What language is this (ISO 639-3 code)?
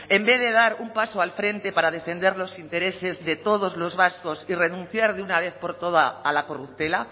spa